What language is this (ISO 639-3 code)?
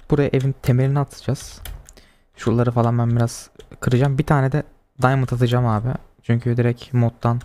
tur